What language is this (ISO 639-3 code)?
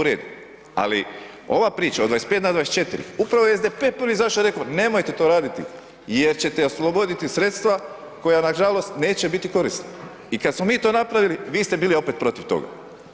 hrv